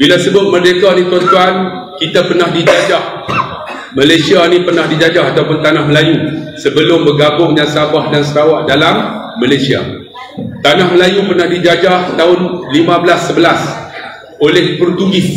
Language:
Malay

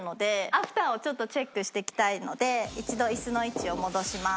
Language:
Japanese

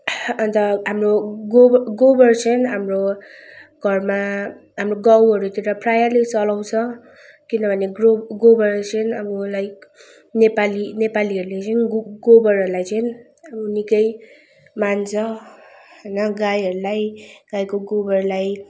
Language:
Nepali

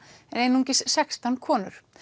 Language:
Icelandic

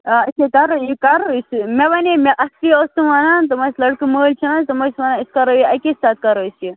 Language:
Kashmiri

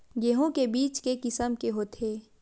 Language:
Chhattisgarhi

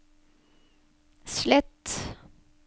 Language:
Norwegian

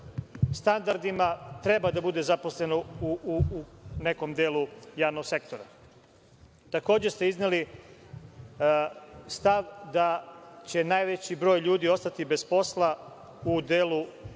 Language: Serbian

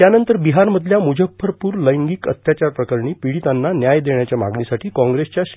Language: Marathi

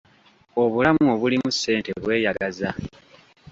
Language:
Ganda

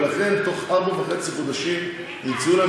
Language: Hebrew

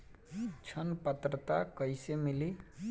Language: Bhojpuri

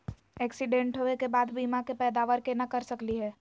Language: Magahi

